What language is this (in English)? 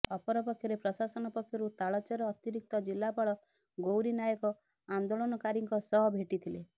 Odia